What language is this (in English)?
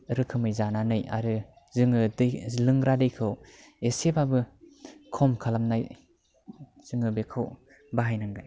Bodo